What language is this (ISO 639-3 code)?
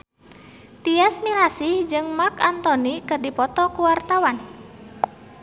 sun